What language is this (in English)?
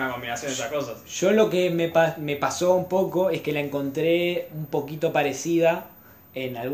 Spanish